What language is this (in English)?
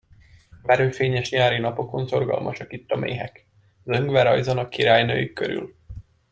Hungarian